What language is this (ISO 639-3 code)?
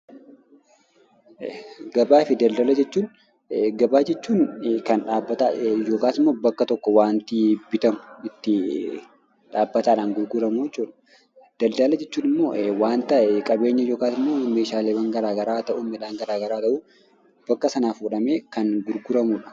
orm